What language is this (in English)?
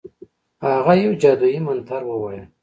Pashto